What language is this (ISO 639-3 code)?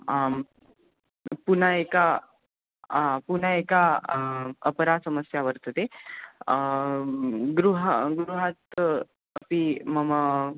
san